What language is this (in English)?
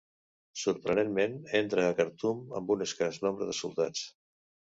Catalan